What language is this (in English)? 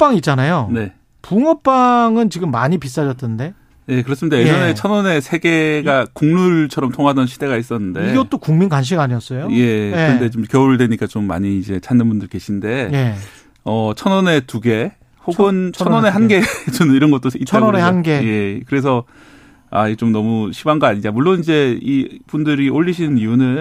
Korean